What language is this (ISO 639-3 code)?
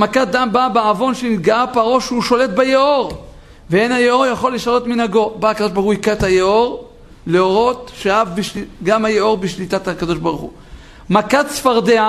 heb